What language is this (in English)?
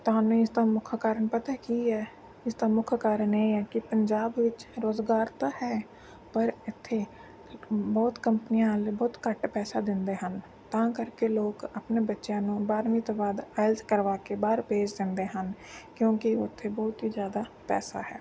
Punjabi